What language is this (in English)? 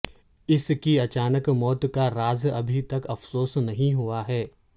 Urdu